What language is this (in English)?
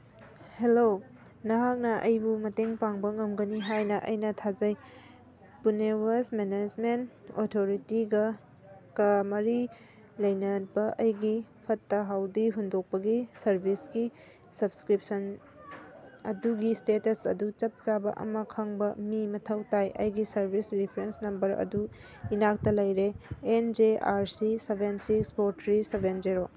Manipuri